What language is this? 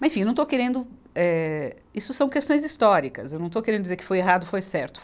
Portuguese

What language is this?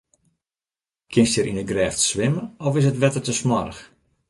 Western Frisian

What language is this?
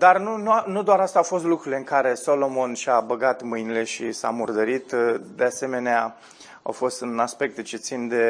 Romanian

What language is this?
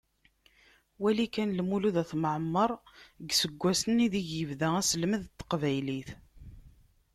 Kabyle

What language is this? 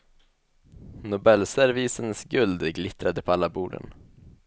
Swedish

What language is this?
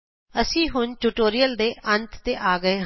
Punjabi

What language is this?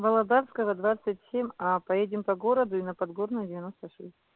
Russian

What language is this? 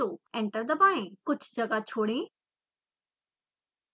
Hindi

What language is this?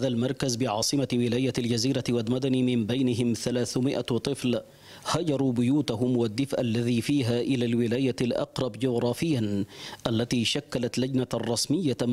Arabic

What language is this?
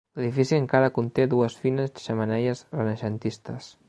Catalan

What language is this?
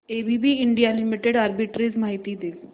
Marathi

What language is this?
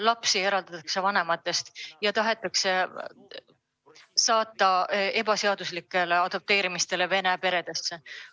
Estonian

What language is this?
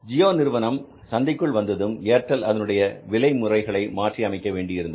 Tamil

